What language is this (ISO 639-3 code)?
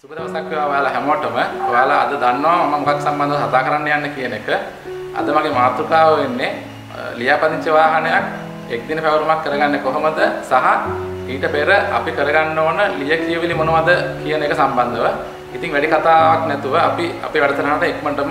ind